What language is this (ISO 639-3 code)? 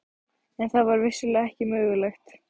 isl